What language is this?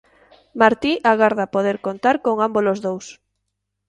Galician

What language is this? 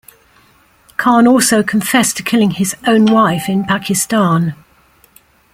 English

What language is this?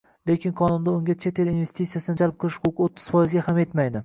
Uzbek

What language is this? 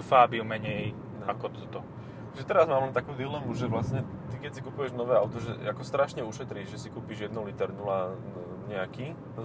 Slovak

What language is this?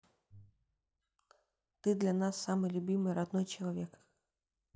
Russian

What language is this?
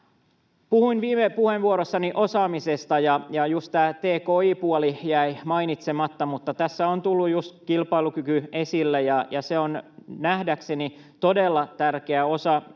Finnish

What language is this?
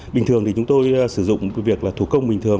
Vietnamese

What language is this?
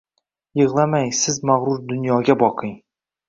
Uzbek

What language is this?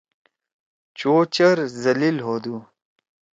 Torwali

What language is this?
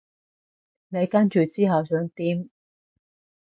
Cantonese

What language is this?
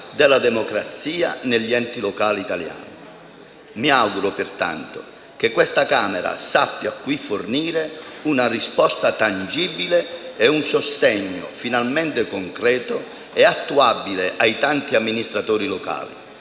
Italian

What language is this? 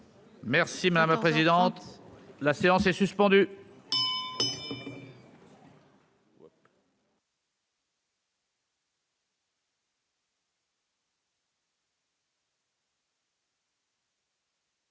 French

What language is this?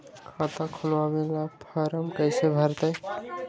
Magahi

